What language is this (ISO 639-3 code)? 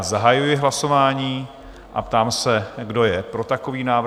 ces